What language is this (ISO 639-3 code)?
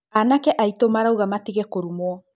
kik